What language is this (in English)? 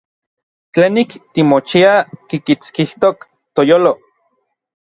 Orizaba Nahuatl